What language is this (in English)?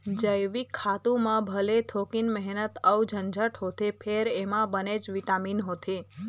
Chhattisgarhi